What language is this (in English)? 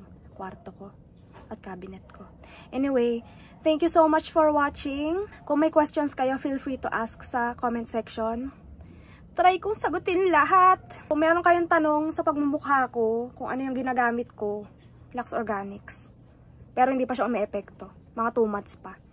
Filipino